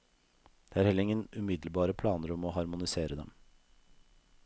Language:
Norwegian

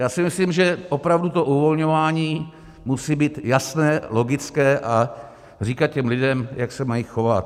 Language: Czech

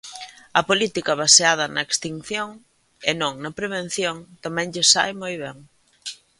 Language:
Galician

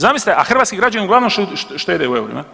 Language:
Croatian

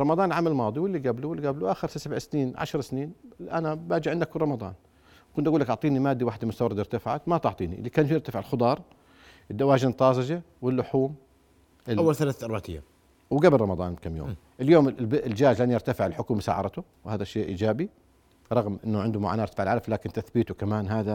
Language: Arabic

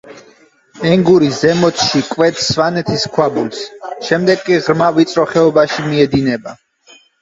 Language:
Georgian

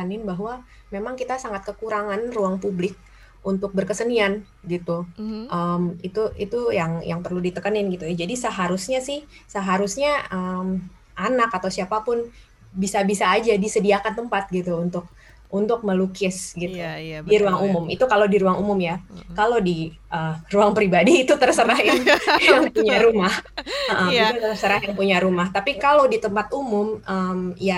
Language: Indonesian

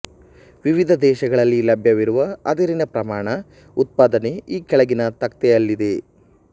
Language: Kannada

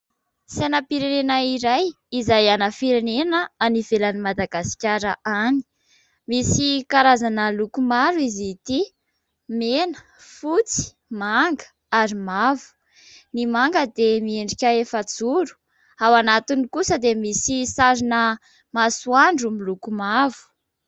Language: Malagasy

